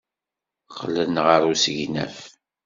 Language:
Kabyle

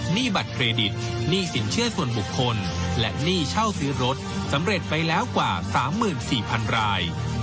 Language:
Thai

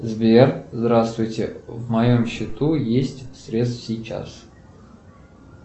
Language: Russian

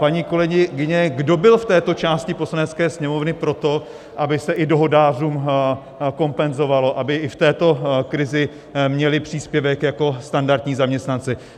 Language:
Czech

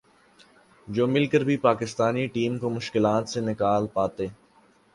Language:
Urdu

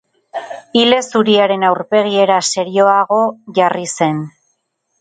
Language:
Basque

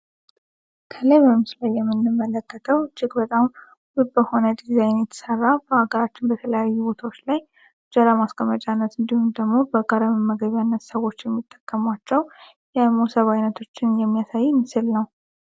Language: Amharic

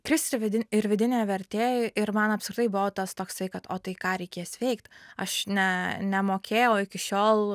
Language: Lithuanian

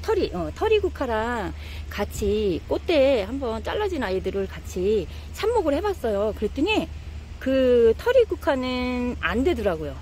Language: Korean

